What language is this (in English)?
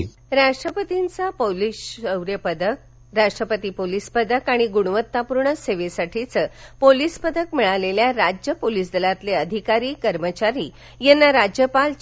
Marathi